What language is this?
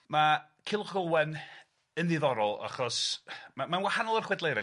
Welsh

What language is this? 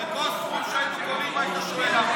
Hebrew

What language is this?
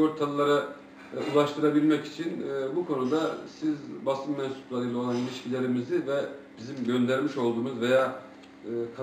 Turkish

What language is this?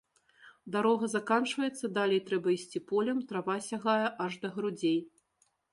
Belarusian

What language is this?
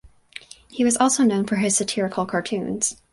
English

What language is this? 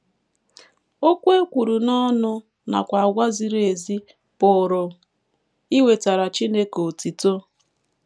Igbo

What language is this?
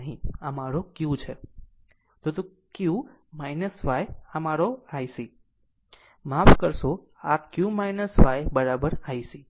Gujarati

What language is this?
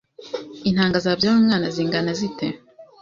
Kinyarwanda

